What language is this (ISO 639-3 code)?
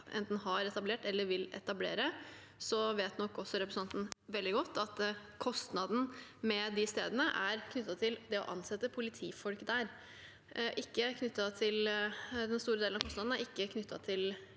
nor